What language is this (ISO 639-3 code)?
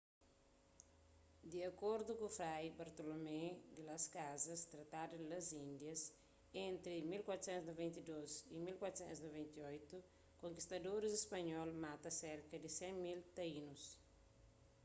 kea